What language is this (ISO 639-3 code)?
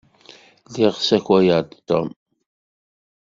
kab